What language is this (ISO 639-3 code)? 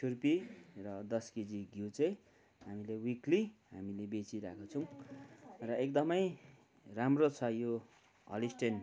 nep